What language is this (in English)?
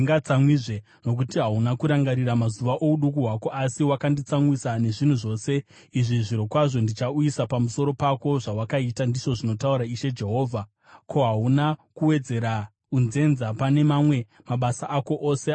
Shona